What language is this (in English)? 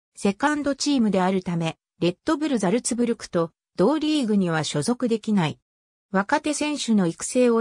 Japanese